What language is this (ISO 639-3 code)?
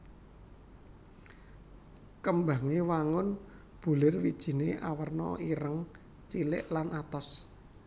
jav